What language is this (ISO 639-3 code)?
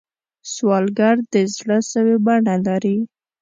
pus